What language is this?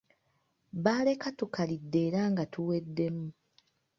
Ganda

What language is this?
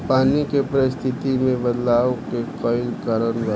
Bhojpuri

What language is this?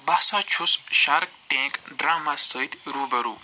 Kashmiri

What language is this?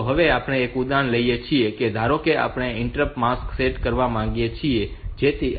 Gujarati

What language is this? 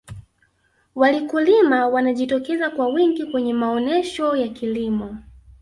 Swahili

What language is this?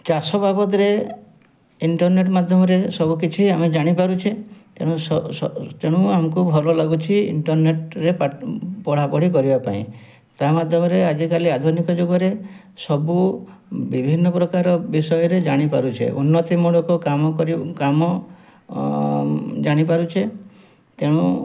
Odia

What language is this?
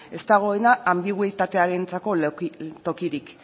Basque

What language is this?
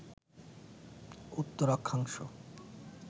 Bangla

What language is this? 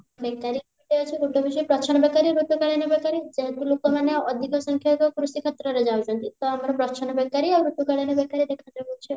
Odia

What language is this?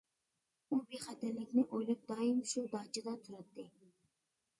Uyghur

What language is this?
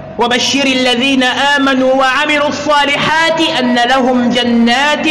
Arabic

